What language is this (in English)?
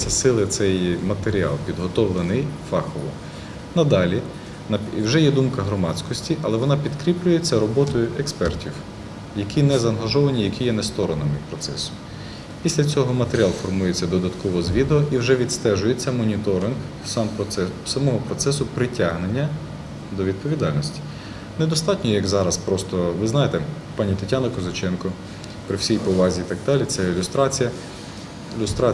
Russian